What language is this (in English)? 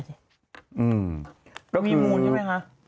Thai